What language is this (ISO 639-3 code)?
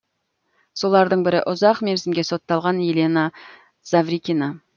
kaz